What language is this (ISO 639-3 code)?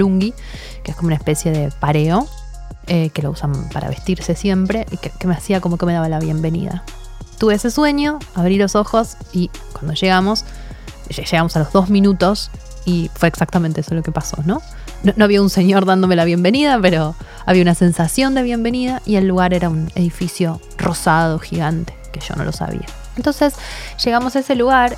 spa